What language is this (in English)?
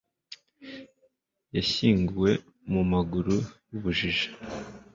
Kinyarwanda